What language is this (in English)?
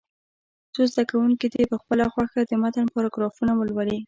Pashto